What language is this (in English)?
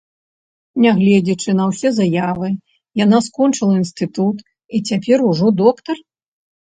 Belarusian